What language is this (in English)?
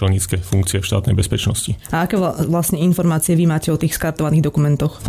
Slovak